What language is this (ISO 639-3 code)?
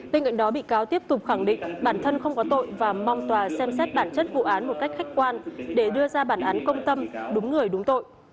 vie